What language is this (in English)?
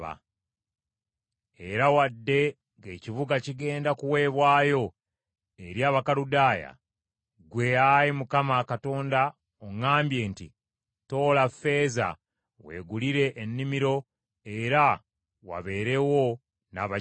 Ganda